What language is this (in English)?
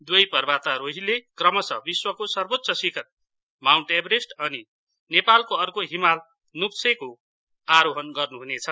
Nepali